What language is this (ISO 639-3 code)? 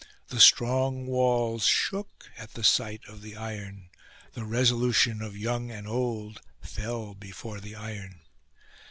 eng